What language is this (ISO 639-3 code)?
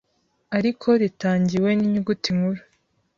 kin